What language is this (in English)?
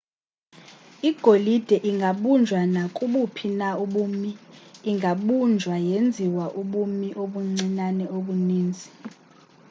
Xhosa